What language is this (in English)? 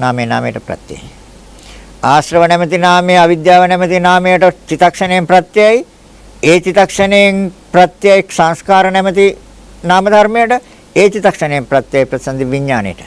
Sinhala